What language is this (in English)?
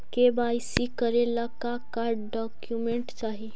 Magahi